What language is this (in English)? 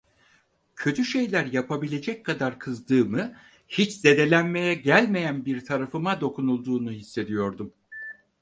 Turkish